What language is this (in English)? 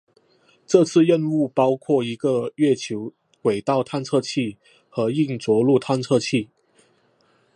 Chinese